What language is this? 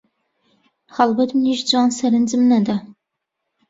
Central Kurdish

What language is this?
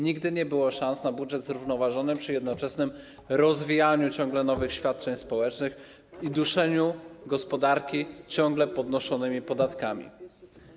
Polish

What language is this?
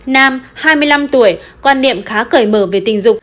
Vietnamese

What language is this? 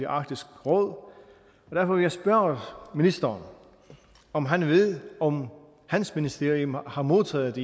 Danish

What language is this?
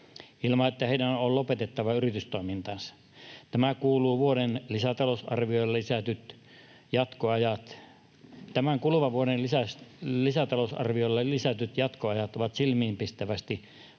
Finnish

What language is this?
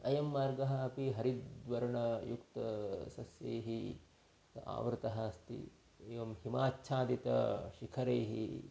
Sanskrit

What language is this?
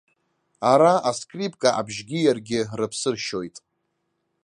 Abkhazian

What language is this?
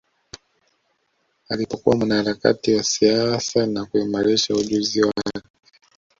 Swahili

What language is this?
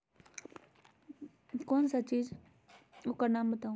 Magahi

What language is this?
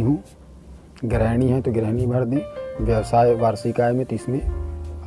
Hindi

